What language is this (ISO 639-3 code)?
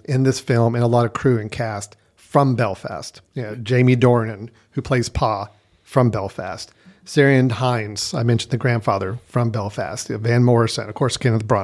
eng